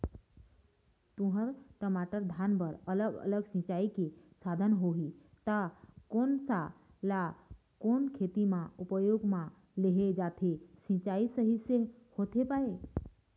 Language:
Chhattisgarhi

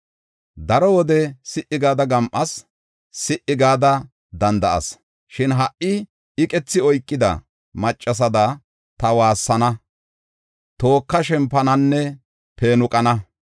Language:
Gofa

